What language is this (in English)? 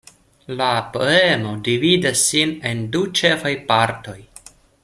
Esperanto